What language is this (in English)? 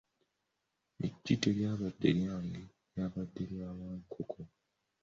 Ganda